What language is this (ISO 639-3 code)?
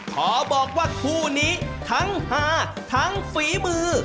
tha